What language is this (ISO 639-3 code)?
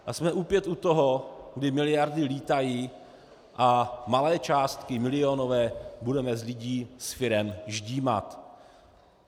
ces